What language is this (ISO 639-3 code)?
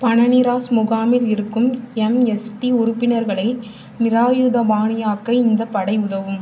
tam